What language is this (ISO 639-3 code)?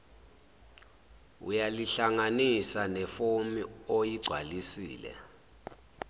zul